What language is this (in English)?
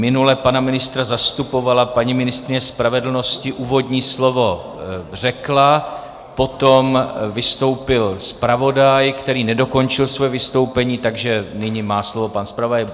Czech